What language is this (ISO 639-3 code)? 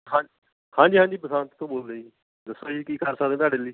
pan